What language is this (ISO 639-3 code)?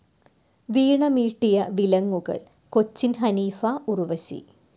mal